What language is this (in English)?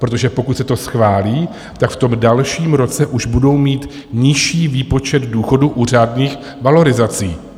Czech